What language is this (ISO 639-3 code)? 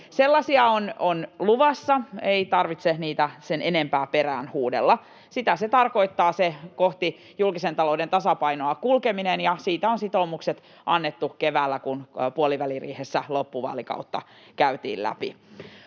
fin